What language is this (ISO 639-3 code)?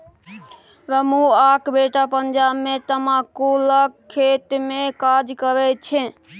mai